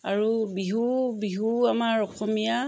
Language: Assamese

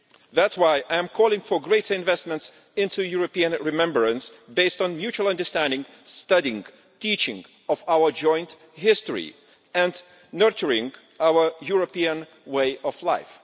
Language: English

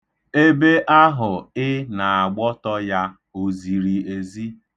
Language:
Igbo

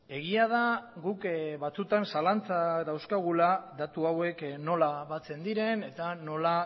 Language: Basque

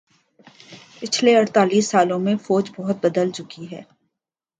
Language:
Urdu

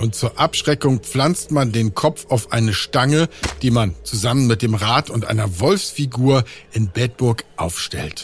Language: German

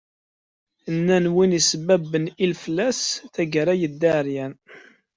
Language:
Kabyle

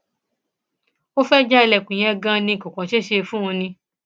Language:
Yoruba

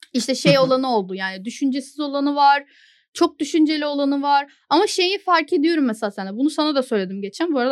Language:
Turkish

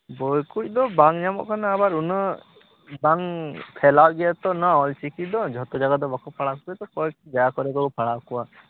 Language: Santali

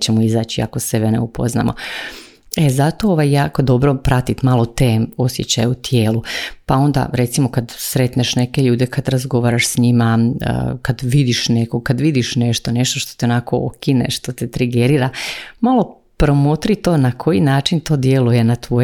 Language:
Croatian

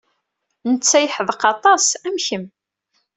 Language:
Kabyle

